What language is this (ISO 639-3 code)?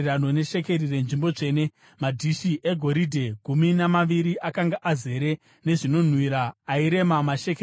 sna